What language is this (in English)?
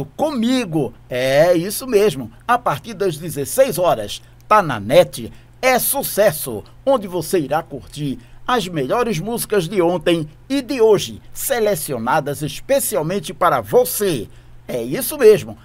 Portuguese